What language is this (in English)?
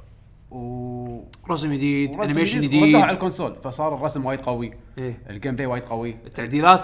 Arabic